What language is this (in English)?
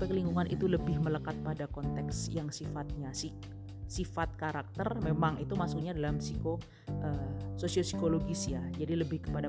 Indonesian